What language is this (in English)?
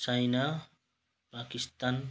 Nepali